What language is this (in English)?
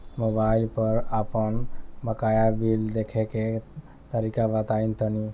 Bhojpuri